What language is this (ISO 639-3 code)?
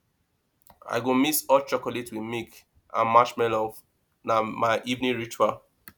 pcm